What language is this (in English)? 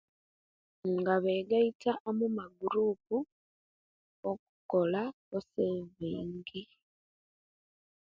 Kenyi